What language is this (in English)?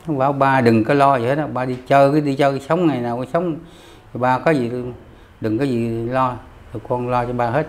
Vietnamese